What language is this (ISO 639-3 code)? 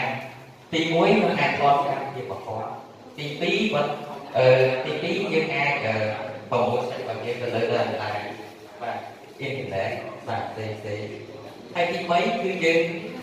vie